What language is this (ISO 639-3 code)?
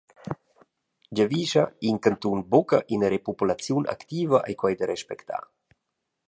roh